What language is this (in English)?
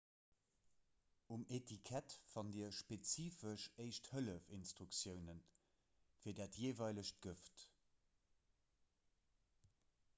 Luxembourgish